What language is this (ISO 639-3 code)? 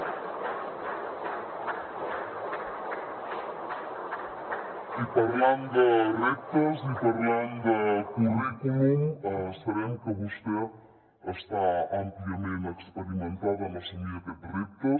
cat